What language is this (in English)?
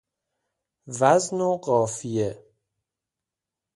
Persian